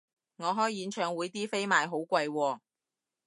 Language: Cantonese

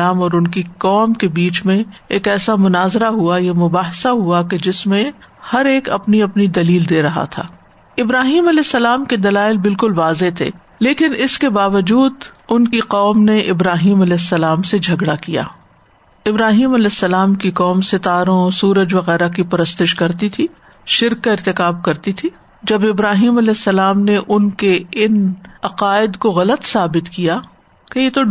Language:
Urdu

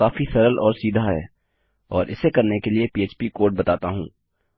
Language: Hindi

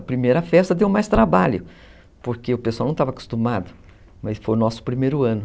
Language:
Portuguese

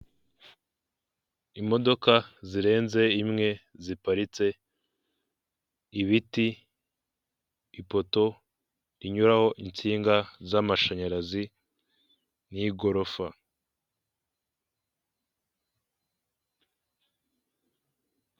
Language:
Kinyarwanda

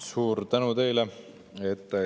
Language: Estonian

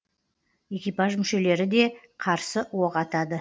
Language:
Kazakh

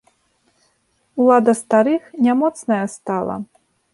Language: Belarusian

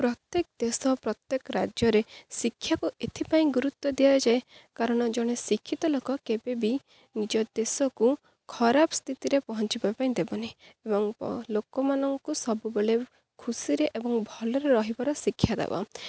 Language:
Odia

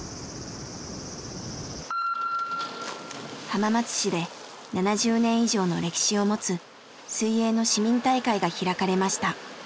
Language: Japanese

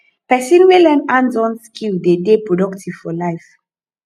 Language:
Nigerian Pidgin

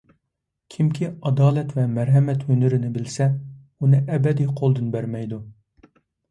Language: Uyghur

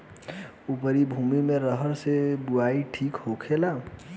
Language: Bhojpuri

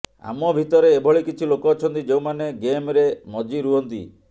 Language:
Odia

